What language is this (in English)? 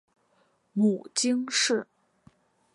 Chinese